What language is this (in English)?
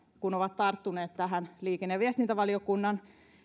Finnish